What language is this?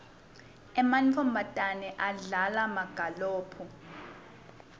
Swati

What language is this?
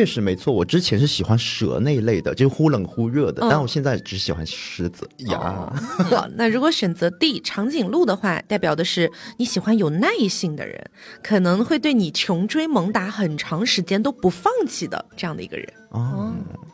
Chinese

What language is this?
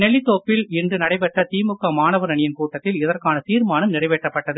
Tamil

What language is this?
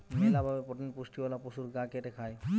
Bangla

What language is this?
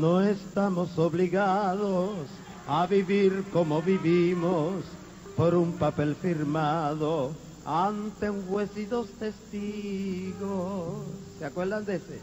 Spanish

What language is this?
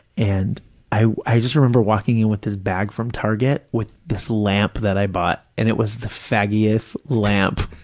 English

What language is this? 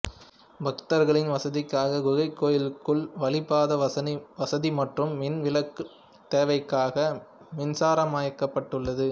Tamil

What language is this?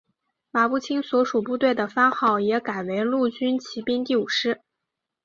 Chinese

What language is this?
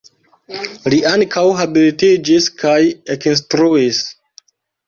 Esperanto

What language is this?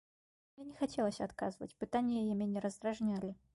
Belarusian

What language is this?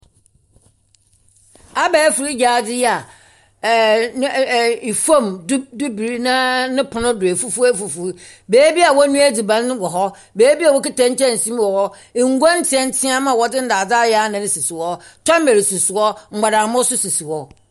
Akan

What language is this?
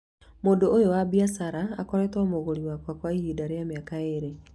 Kikuyu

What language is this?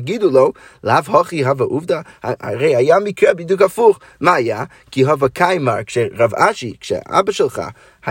Hebrew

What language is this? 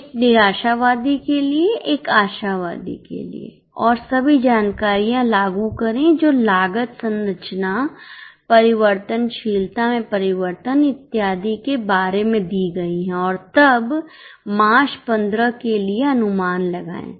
Hindi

